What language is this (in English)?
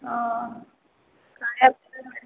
Odia